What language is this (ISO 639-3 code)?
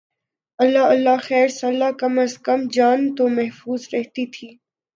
urd